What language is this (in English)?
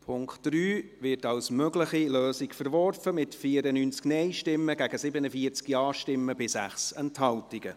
Swiss German